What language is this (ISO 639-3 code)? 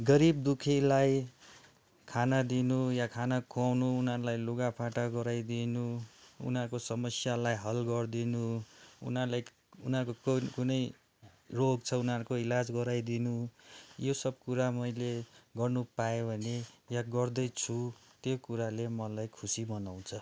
nep